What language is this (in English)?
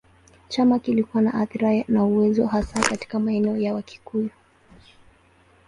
Swahili